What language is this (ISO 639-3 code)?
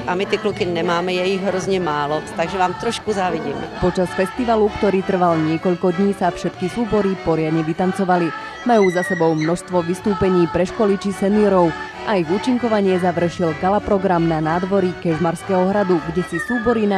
slk